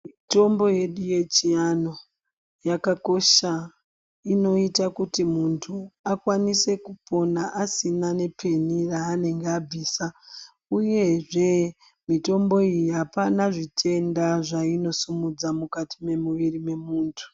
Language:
Ndau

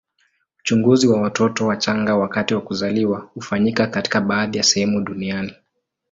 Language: Swahili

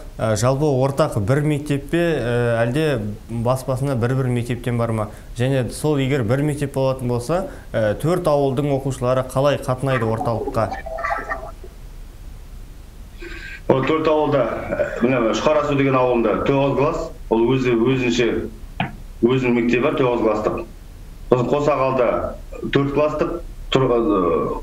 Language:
Russian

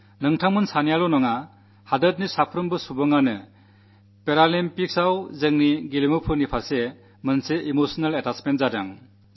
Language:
Malayalam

